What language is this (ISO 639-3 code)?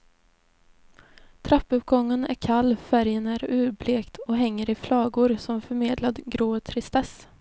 swe